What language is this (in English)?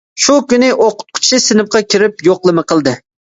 Uyghur